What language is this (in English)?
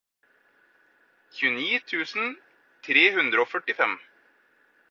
Norwegian Bokmål